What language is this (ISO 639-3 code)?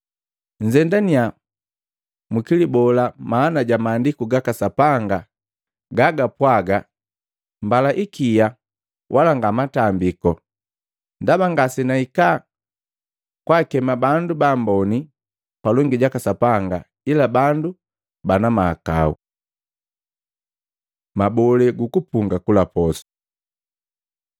mgv